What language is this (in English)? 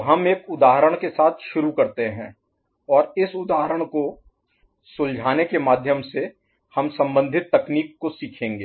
Hindi